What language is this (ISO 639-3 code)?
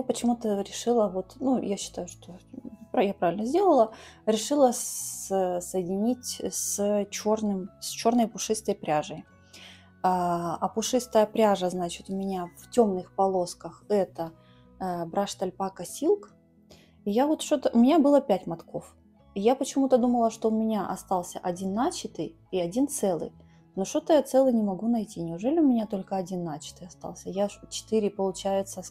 rus